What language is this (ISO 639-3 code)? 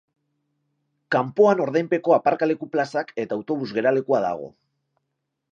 eus